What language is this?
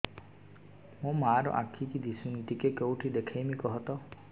Odia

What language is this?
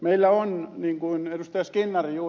Finnish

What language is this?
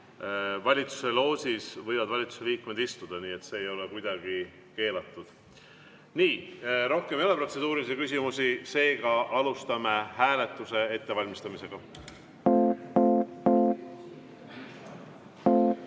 Estonian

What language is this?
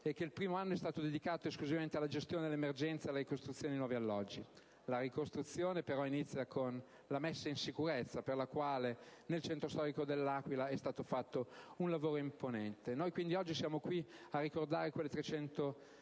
Italian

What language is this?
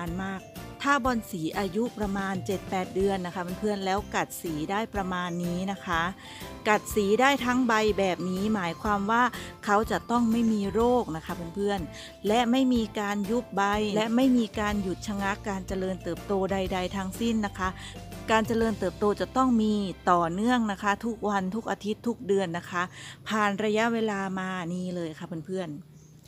Thai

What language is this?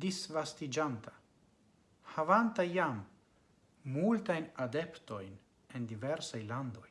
Italian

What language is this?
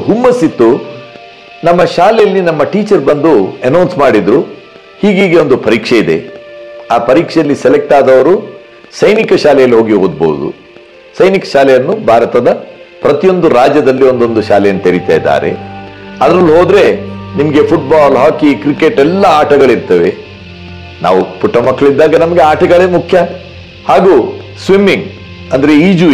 Kannada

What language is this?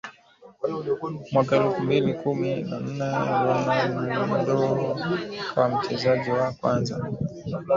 Swahili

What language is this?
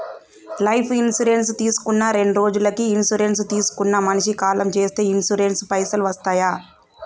Telugu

